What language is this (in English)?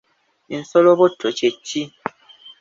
Ganda